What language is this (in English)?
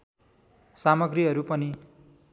Nepali